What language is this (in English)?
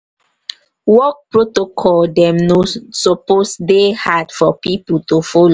Nigerian Pidgin